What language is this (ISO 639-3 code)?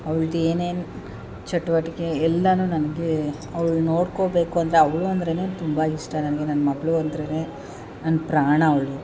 kan